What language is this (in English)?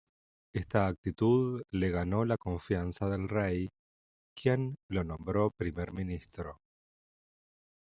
Spanish